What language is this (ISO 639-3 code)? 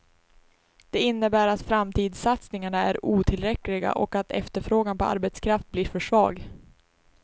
swe